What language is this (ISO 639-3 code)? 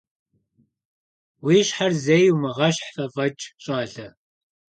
kbd